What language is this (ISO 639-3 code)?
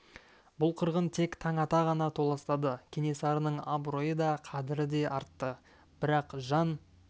kaz